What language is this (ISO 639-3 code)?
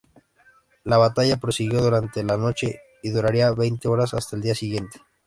spa